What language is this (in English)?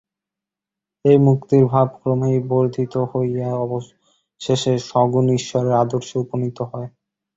Bangla